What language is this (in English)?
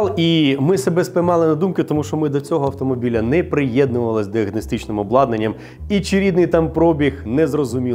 Ukrainian